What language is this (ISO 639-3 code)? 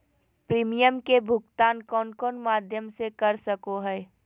mag